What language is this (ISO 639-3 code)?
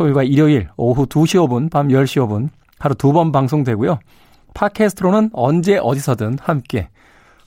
kor